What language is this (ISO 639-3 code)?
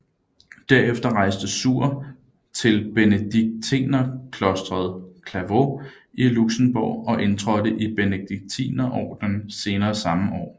dan